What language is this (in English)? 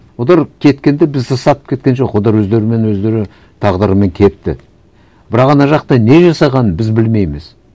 Kazakh